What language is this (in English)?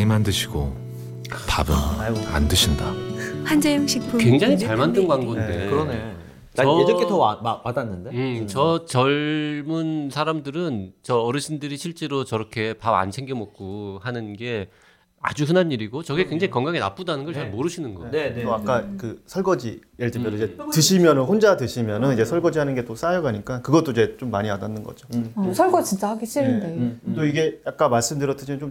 Korean